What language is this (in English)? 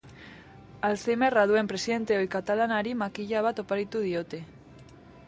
Basque